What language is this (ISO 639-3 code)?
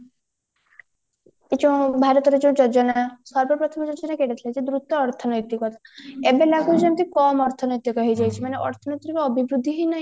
ori